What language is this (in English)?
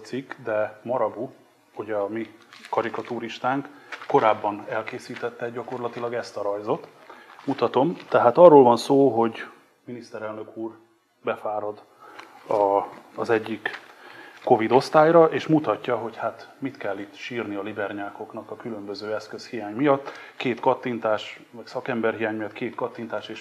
Hungarian